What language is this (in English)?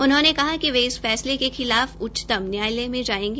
Hindi